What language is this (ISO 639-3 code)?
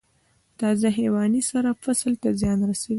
pus